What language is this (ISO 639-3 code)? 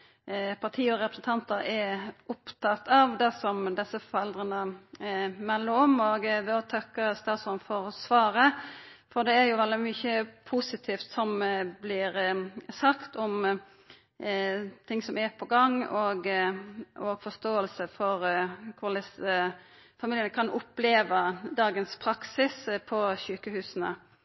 nno